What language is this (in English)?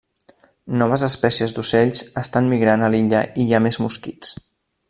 Catalan